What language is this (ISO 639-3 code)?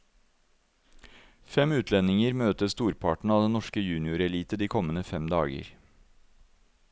nor